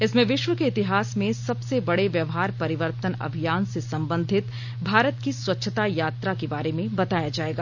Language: Hindi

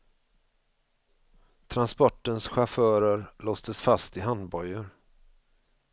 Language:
Swedish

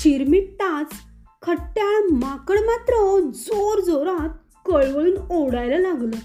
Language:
Marathi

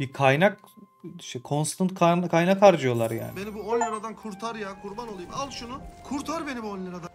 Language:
Turkish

